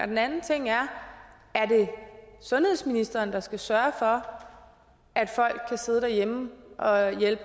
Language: Danish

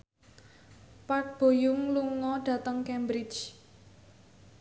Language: Javanese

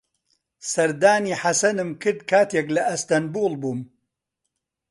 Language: Central Kurdish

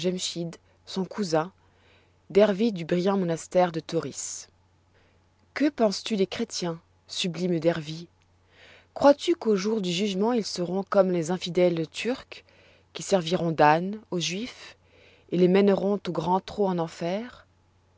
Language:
French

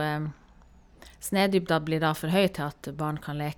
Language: Norwegian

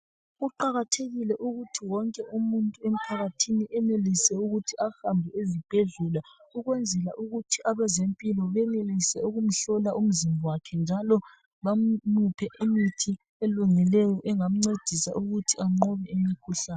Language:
North Ndebele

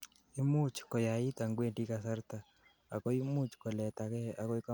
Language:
Kalenjin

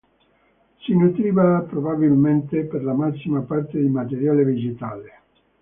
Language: Italian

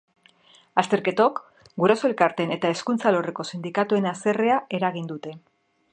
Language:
Basque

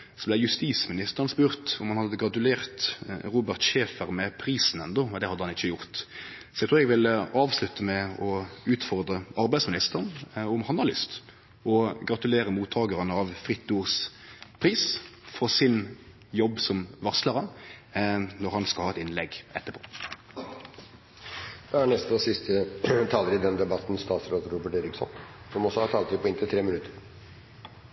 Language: Norwegian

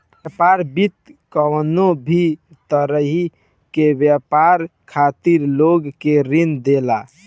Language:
Bhojpuri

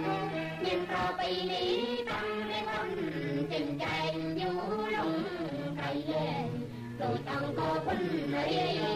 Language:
Thai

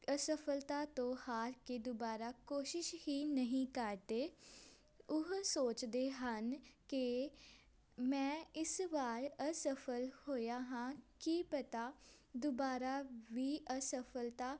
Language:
Punjabi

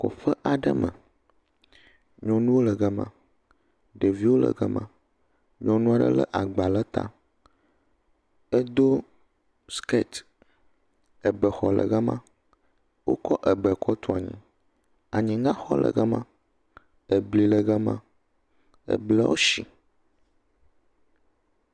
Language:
Ewe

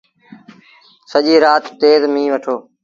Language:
Sindhi Bhil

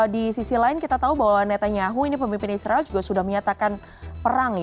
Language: Indonesian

